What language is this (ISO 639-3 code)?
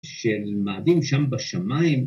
heb